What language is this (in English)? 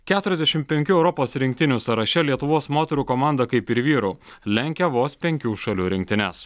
Lithuanian